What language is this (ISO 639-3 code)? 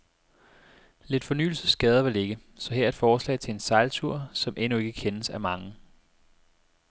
dan